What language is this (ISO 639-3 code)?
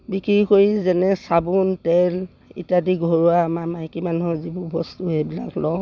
asm